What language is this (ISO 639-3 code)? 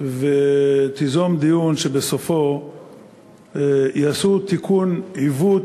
heb